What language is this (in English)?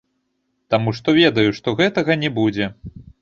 Belarusian